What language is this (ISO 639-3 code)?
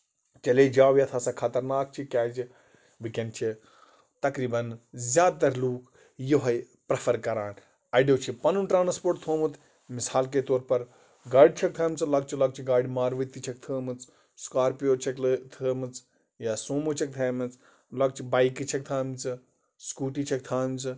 kas